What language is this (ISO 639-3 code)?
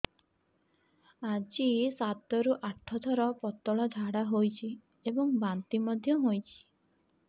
ori